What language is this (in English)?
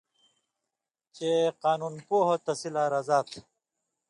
Indus Kohistani